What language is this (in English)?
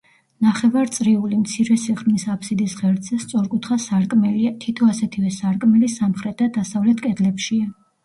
Georgian